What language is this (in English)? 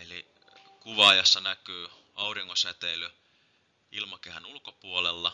Finnish